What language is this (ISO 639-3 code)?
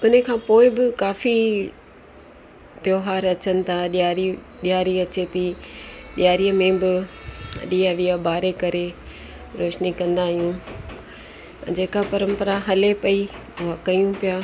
snd